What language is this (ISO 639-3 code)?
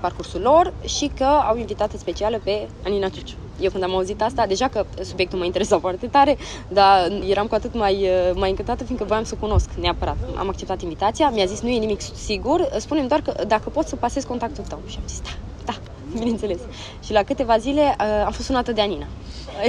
ron